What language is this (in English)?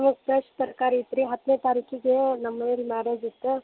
Kannada